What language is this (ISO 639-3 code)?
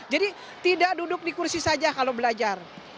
ind